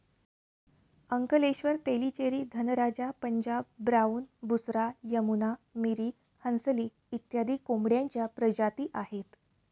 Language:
Marathi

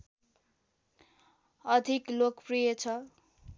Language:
Nepali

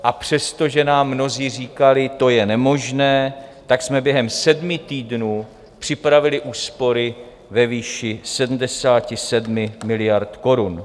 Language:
Czech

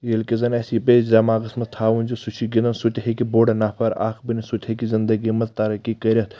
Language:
Kashmiri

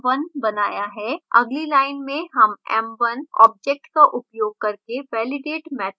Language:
Hindi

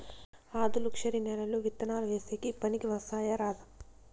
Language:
Telugu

